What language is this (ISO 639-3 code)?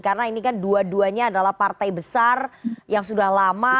ind